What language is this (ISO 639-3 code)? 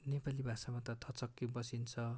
nep